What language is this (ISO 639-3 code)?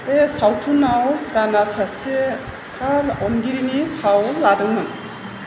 brx